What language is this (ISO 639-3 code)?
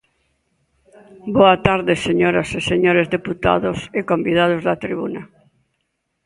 glg